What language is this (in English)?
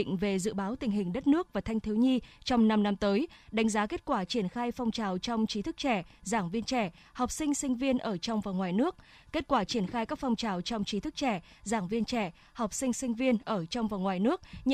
Vietnamese